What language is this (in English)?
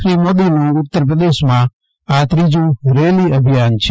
Gujarati